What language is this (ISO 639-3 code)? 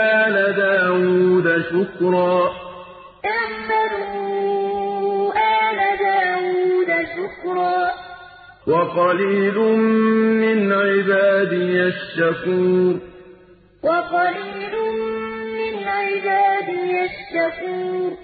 ara